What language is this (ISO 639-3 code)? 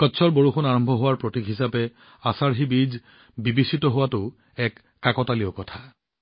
asm